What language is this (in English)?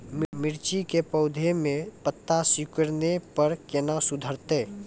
Maithili